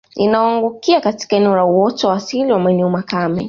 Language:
Swahili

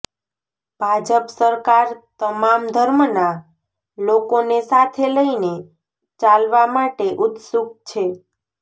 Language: Gujarati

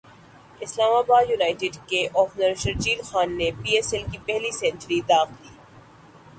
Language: Urdu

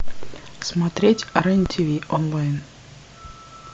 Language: Russian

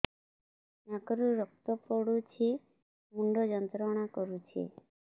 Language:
Odia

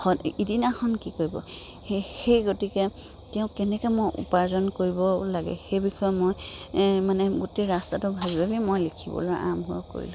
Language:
Assamese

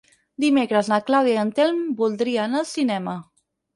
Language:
Catalan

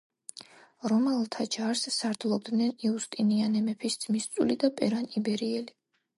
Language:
Georgian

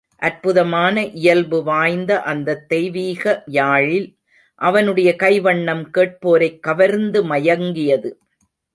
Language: Tamil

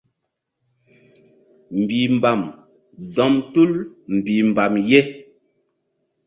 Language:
Mbum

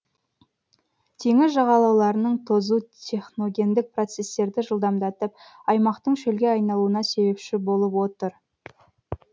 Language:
Kazakh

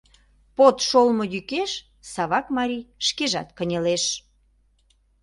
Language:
Mari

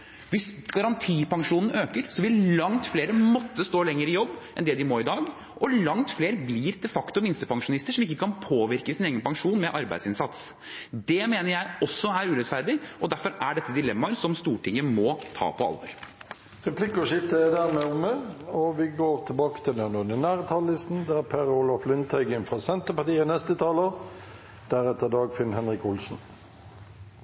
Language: Norwegian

